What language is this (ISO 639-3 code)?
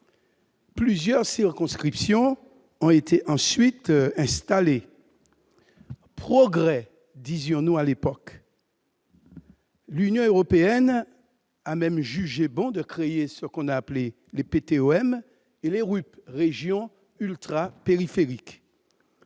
fra